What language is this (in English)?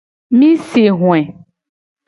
Gen